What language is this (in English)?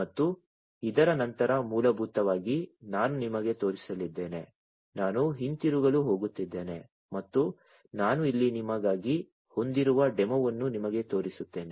Kannada